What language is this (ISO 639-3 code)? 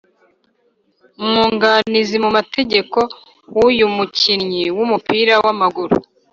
kin